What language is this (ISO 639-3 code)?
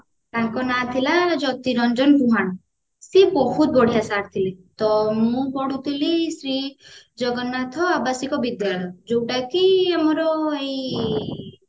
ori